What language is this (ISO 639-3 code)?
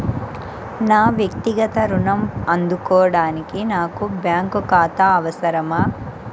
tel